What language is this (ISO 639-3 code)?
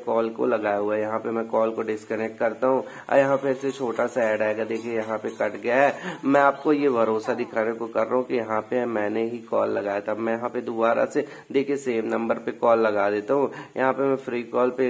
hin